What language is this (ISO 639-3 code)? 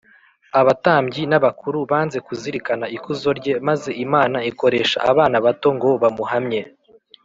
kin